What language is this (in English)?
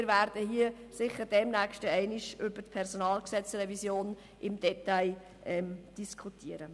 Swiss German